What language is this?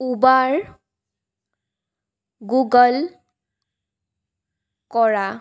Assamese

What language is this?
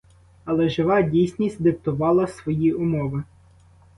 Ukrainian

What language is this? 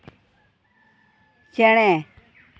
Santali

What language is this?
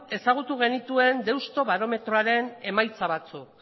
Basque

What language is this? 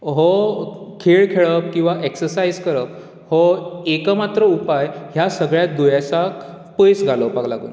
Konkani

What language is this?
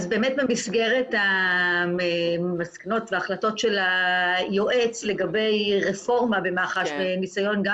Hebrew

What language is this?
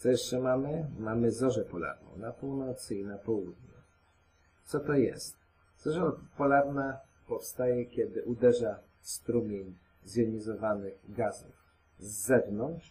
Polish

